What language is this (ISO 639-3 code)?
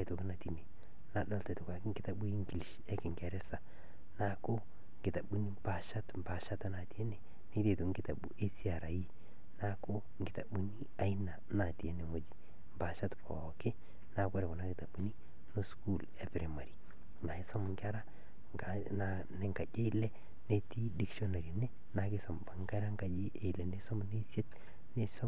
mas